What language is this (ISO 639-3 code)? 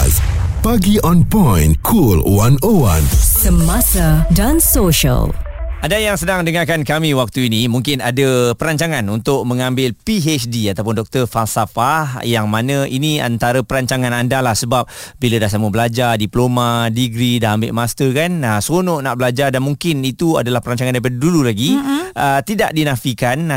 msa